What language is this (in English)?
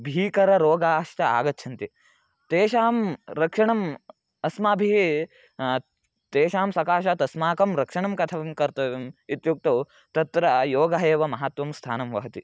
Sanskrit